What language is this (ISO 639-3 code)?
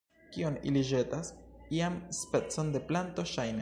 epo